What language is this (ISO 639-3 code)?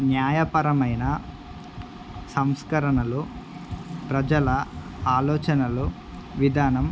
tel